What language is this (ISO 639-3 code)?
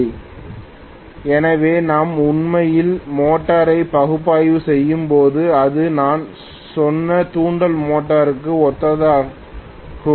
tam